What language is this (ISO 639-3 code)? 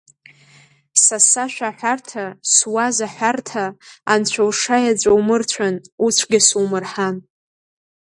abk